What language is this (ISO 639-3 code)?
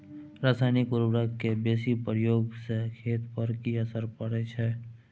mai